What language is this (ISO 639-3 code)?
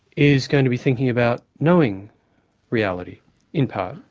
eng